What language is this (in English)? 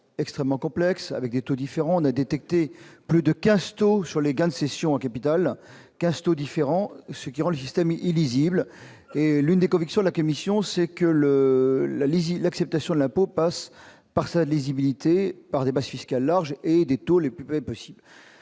French